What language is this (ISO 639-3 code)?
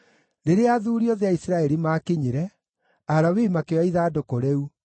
kik